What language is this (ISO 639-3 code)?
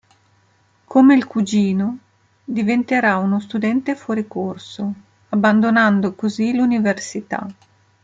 ita